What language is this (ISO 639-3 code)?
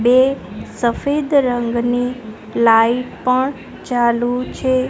guj